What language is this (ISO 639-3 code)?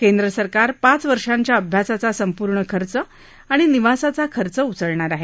mar